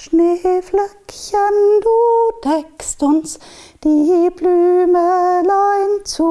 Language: German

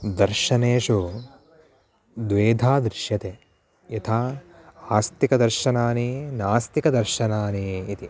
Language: Sanskrit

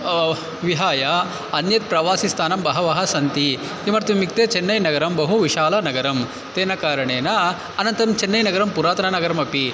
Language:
Sanskrit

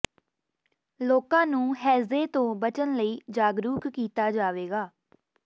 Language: Punjabi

